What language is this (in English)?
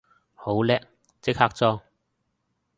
Cantonese